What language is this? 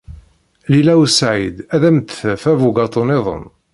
Kabyle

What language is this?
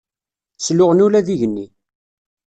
Kabyle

